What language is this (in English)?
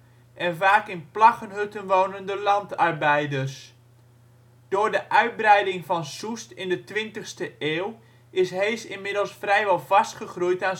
Dutch